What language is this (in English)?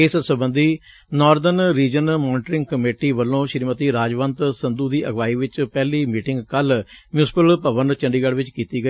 Punjabi